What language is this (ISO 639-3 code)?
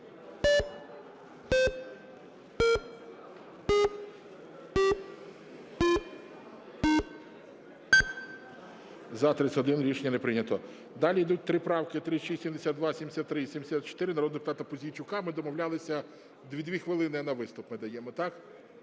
ukr